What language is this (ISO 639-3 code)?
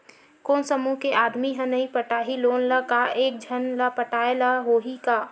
hne